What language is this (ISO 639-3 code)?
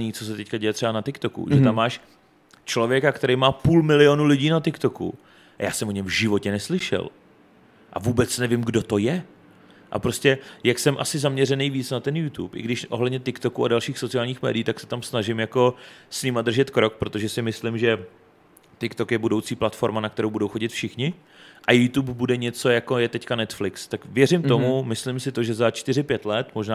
ces